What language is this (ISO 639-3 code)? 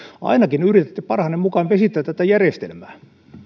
fin